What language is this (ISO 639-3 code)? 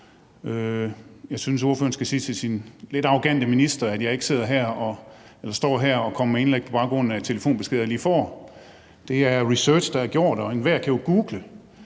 dan